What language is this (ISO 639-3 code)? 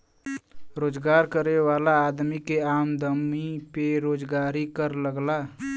bho